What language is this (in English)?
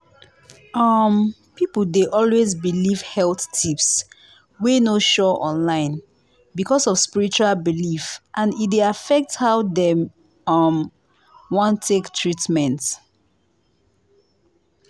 Nigerian Pidgin